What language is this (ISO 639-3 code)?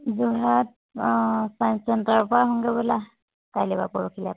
asm